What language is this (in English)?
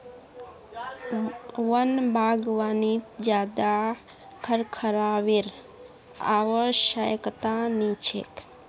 Magahi